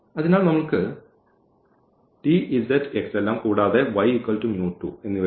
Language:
Malayalam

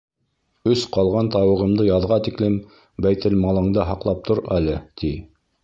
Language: Bashkir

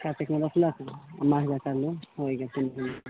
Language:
Maithili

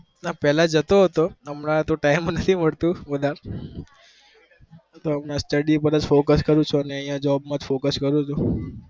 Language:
Gujarati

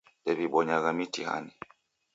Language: Taita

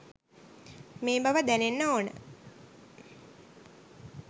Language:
Sinhala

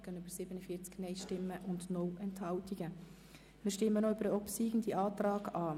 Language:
Swiss German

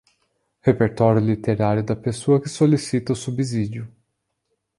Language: Portuguese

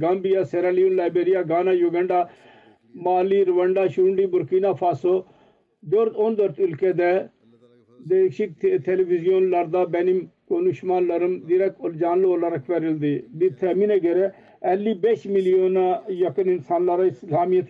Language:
Turkish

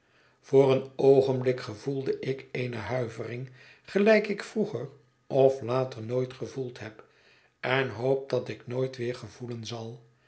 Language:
Dutch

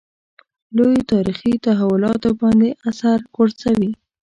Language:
Pashto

